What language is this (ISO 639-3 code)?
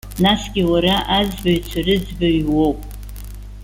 abk